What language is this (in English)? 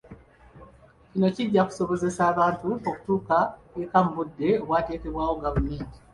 Ganda